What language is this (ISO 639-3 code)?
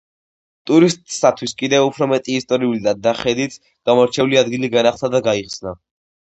kat